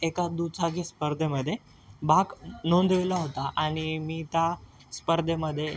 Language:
Marathi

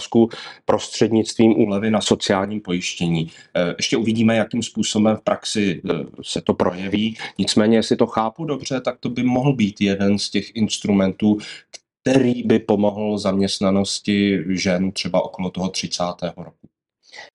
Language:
Czech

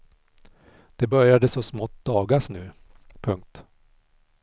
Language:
Swedish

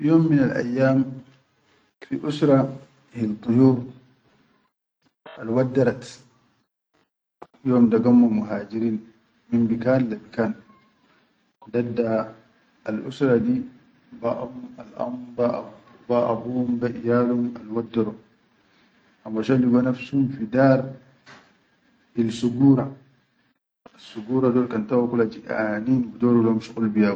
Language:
Chadian Arabic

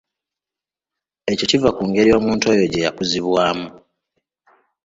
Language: Ganda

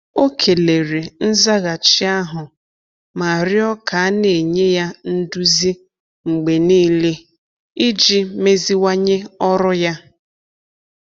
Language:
Igbo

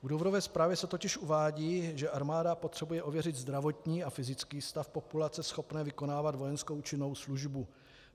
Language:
Czech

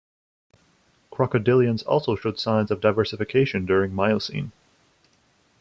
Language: English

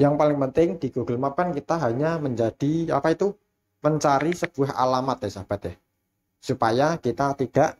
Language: Indonesian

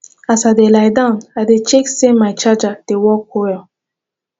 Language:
Nigerian Pidgin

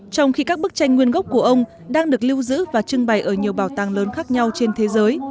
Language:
Vietnamese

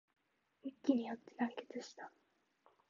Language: Japanese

